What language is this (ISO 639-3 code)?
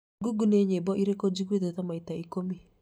kik